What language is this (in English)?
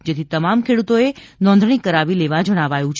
Gujarati